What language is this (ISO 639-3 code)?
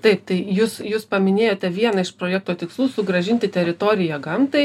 lit